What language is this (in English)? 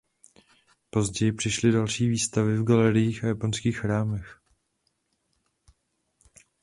Czech